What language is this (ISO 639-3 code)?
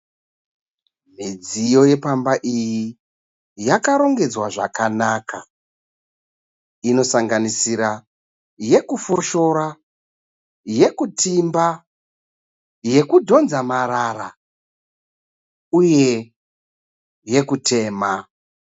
sna